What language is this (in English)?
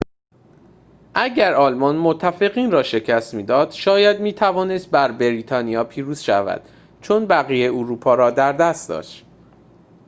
Persian